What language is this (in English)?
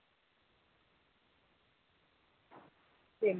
Malayalam